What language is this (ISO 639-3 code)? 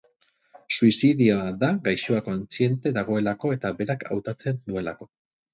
eus